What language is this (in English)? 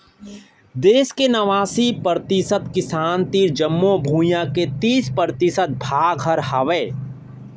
Chhattisgarhi